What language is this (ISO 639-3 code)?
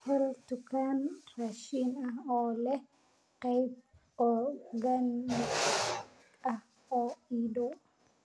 som